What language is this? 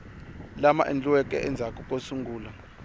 Tsonga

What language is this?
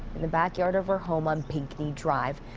English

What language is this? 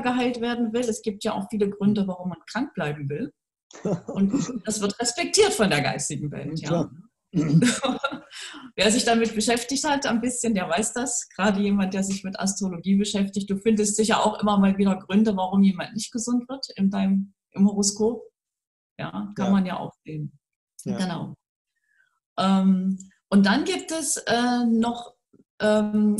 German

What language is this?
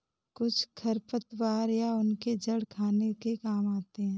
Hindi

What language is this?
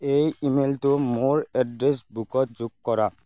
Assamese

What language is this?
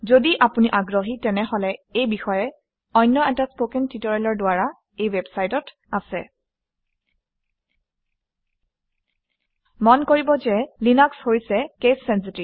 Assamese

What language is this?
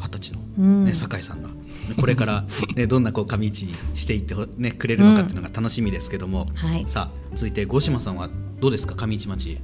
Japanese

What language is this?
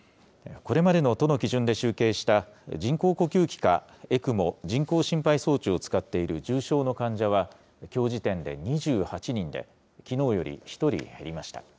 Japanese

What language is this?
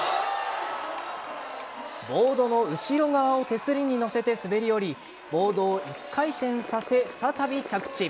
Japanese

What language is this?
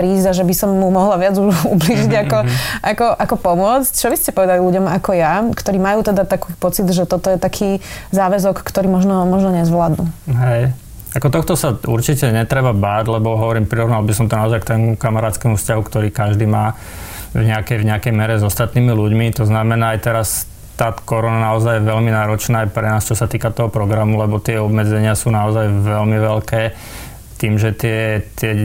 Slovak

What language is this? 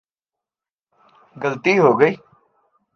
Urdu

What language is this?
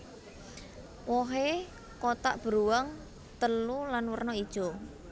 Javanese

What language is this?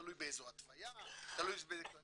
Hebrew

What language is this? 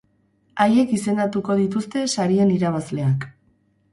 Basque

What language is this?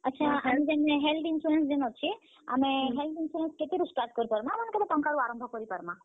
Odia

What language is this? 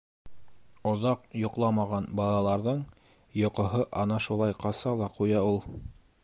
Bashkir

